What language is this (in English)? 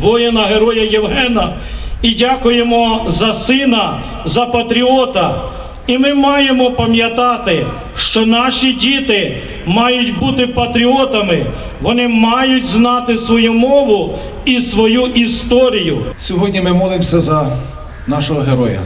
Ukrainian